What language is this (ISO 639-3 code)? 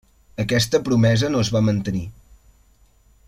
cat